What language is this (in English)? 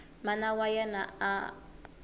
Tsonga